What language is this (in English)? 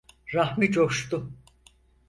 Turkish